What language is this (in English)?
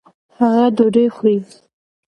Pashto